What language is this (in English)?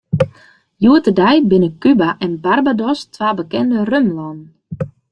Western Frisian